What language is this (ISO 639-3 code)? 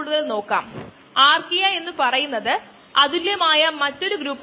mal